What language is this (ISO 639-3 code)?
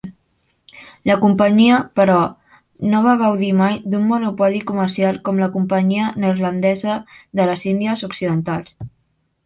cat